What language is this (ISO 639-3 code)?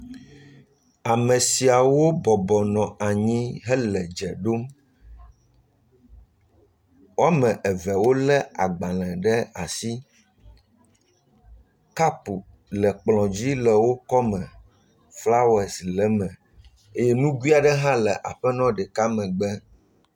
ewe